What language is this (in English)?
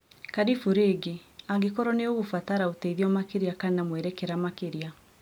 Kikuyu